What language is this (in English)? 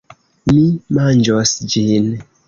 Esperanto